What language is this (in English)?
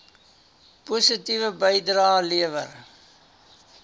Afrikaans